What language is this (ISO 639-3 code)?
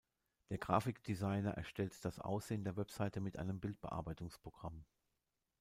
deu